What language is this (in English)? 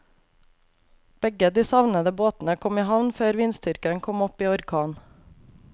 Norwegian